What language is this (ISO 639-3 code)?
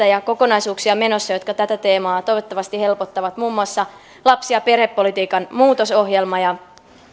fin